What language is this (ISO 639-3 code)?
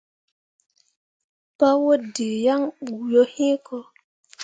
mua